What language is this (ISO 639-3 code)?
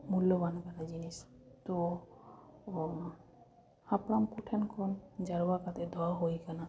sat